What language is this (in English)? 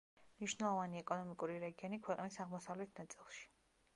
Georgian